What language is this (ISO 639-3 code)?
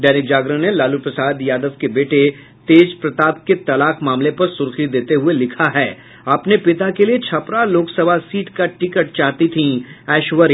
hin